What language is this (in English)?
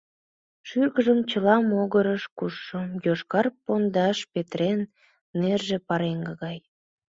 Mari